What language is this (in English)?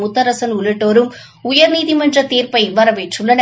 Tamil